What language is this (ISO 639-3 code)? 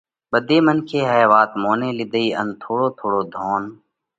kvx